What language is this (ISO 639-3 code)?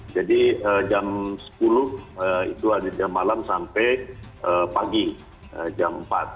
ind